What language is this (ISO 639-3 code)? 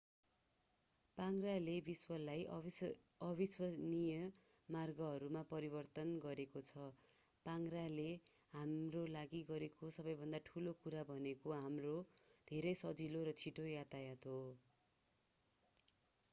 nep